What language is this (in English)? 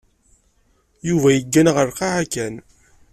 Kabyle